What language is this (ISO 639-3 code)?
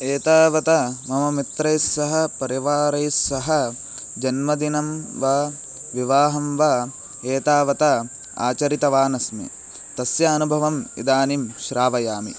san